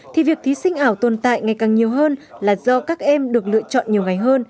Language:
Vietnamese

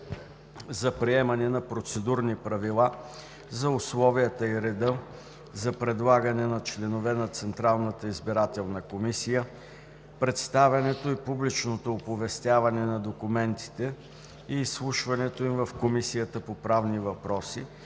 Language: Bulgarian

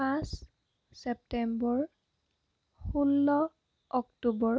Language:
Assamese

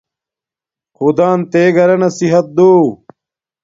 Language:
Domaaki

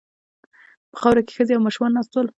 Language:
Pashto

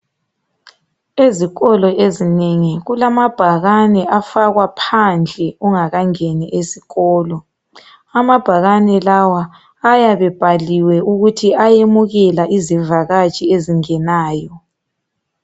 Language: North Ndebele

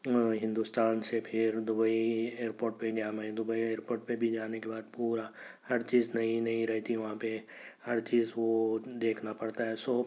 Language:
Urdu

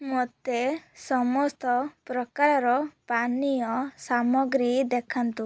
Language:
Odia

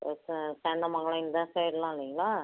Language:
Tamil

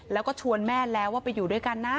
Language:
Thai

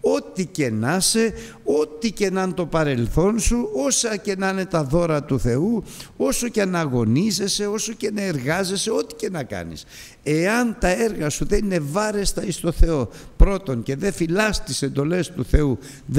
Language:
Greek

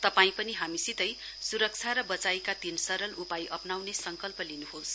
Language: Nepali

